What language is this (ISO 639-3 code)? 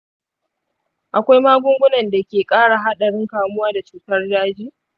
hau